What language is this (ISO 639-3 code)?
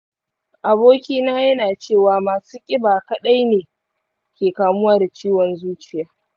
hau